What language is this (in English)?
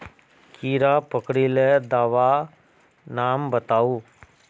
Magahi